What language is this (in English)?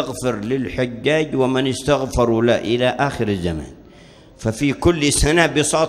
Arabic